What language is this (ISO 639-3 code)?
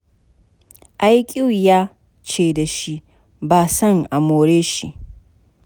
hau